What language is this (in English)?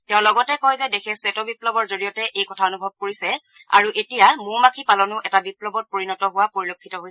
Assamese